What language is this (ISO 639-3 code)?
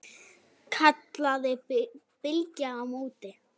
isl